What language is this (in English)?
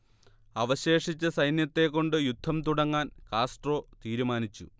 Malayalam